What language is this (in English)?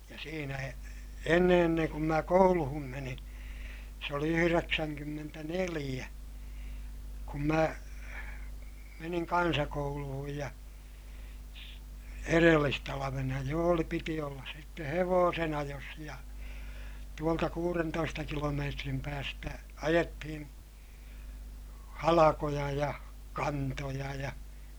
Finnish